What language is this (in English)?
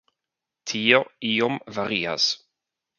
Esperanto